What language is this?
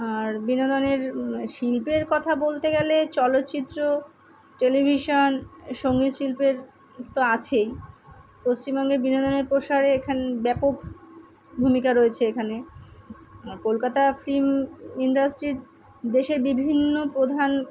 Bangla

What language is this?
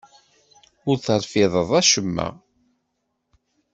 Kabyle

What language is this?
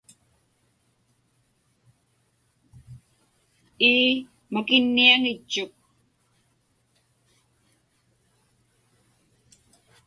Inupiaq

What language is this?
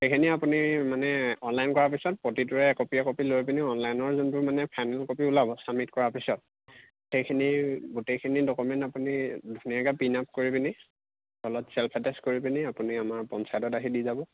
Assamese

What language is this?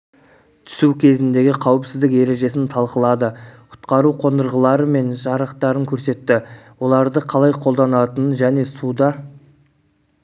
Kazakh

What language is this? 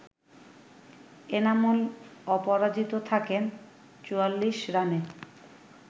Bangla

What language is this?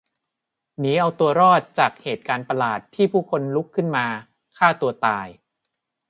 Thai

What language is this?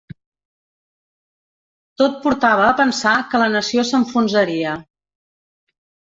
Catalan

